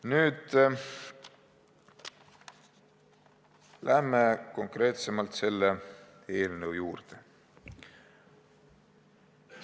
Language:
Estonian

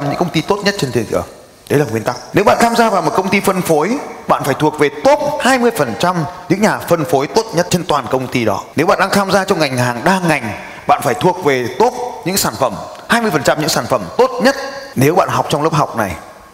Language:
Vietnamese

